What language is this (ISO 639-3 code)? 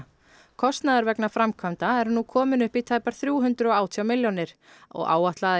isl